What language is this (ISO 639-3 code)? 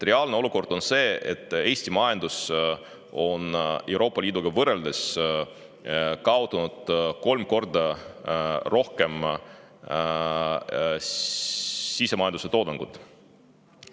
est